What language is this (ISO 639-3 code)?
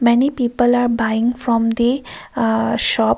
eng